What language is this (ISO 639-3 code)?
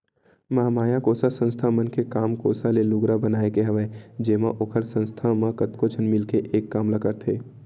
hne